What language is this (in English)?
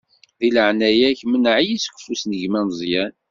Kabyle